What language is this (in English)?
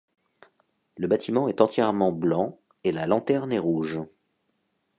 French